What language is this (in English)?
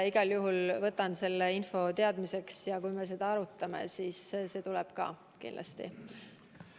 Estonian